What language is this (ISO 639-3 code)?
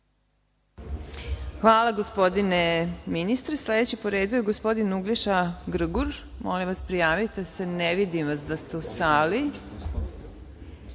srp